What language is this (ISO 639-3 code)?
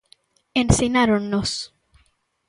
glg